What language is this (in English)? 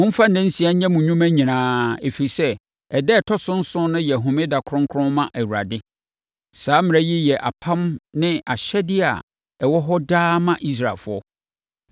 Akan